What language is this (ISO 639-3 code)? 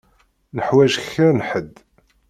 kab